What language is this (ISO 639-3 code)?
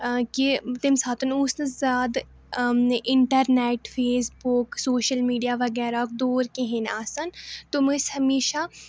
kas